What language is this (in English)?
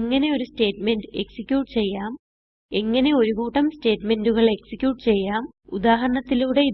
English